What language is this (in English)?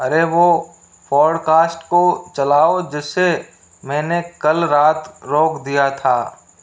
Hindi